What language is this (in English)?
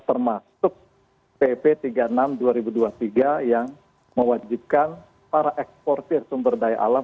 Indonesian